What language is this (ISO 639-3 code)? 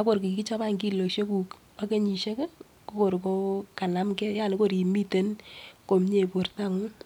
kln